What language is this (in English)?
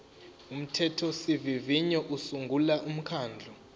Zulu